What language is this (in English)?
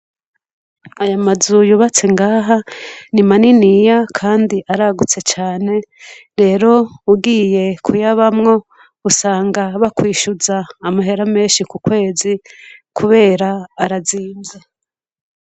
Rundi